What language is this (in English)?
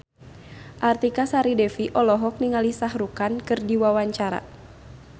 Sundanese